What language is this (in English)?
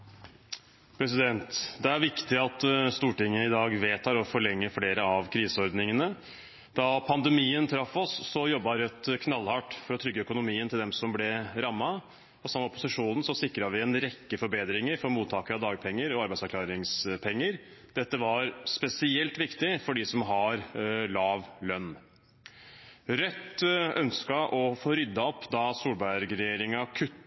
Norwegian